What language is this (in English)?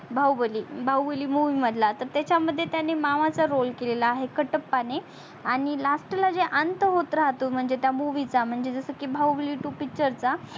Marathi